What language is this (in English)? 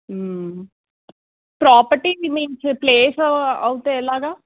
Telugu